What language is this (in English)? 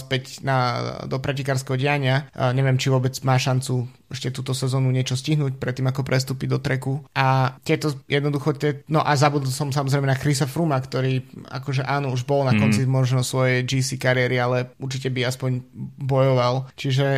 Slovak